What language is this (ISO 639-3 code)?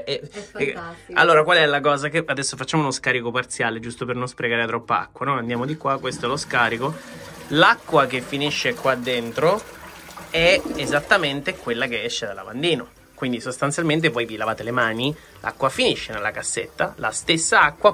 ita